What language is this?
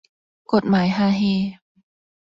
Thai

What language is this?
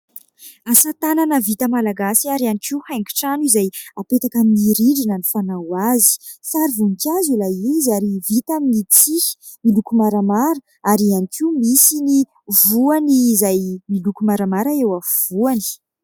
Malagasy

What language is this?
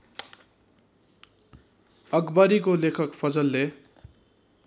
Nepali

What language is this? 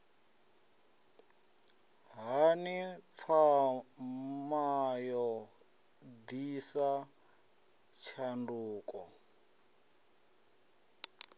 Venda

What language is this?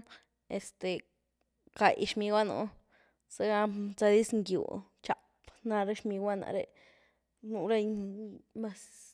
Güilá Zapotec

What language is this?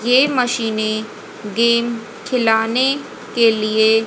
Hindi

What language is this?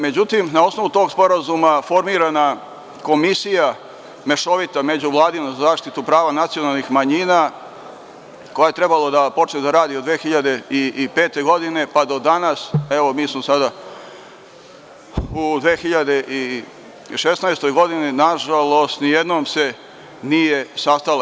Serbian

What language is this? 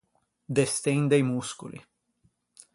Ligurian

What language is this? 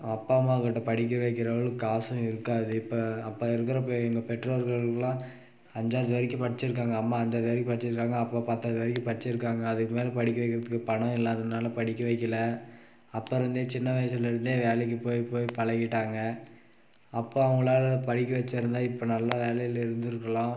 Tamil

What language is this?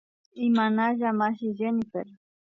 Imbabura Highland Quichua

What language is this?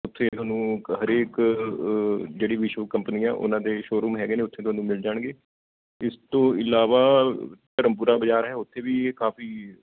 Punjabi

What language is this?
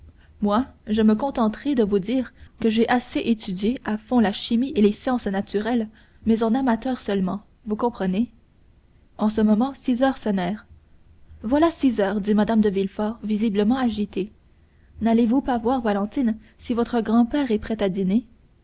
French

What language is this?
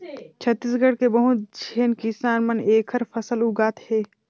Chhattisgarhi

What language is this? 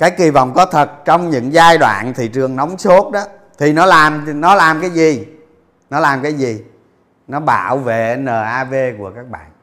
Vietnamese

